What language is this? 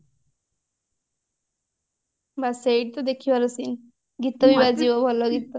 Odia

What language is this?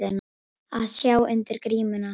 Icelandic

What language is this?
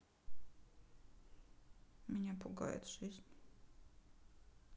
Russian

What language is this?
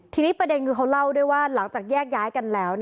Thai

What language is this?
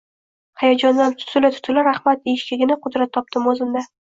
Uzbek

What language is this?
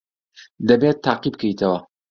Central Kurdish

